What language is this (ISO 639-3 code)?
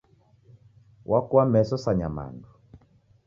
dav